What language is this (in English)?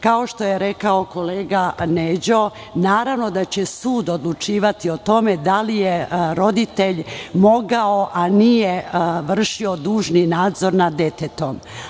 Serbian